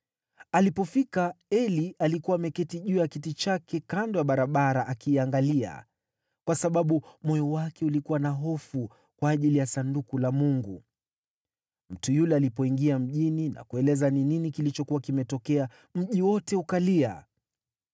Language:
Swahili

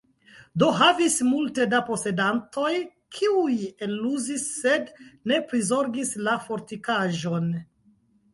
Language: Esperanto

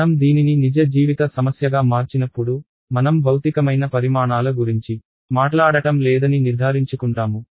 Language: Telugu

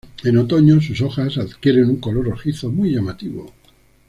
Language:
Spanish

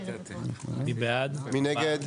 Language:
Hebrew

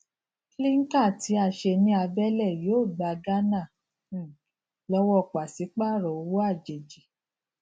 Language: Yoruba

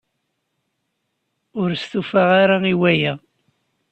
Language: Kabyle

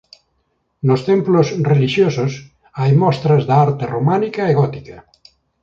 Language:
Galician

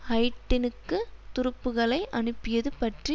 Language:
Tamil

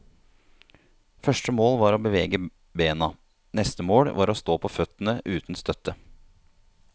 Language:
Norwegian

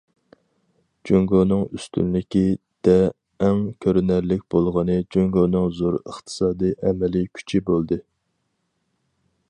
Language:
Uyghur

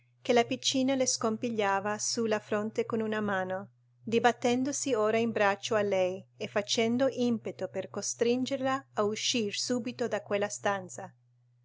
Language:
Italian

